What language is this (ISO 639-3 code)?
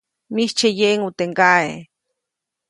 zoc